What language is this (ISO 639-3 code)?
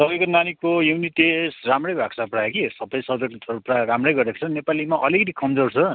nep